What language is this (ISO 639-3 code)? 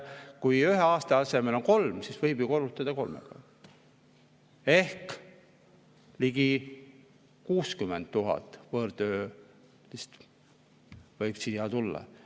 est